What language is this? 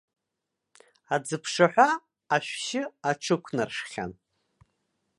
Abkhazian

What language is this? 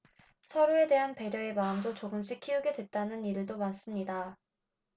Korean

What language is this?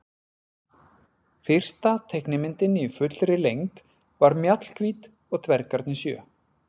Icelandic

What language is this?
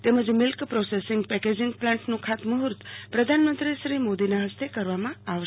Gujarati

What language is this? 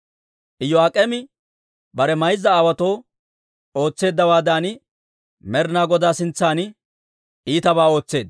Dawro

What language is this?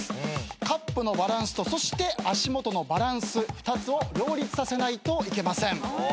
Japanese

